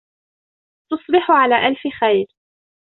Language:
Arabic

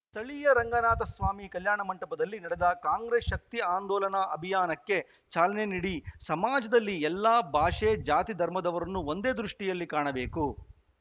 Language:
Kannada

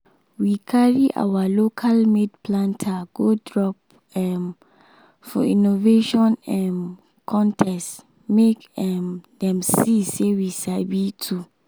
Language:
Nigerian Pidgin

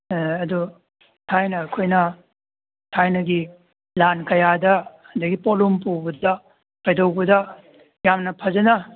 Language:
Manipuri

